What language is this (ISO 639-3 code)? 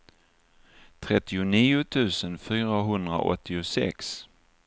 swe